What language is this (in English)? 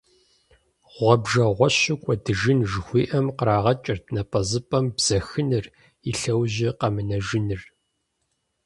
Kabardian